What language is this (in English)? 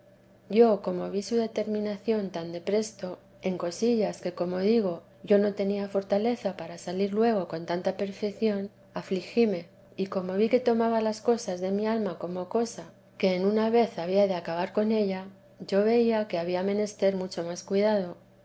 Spanish